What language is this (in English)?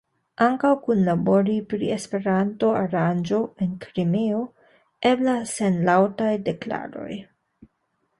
Esperanto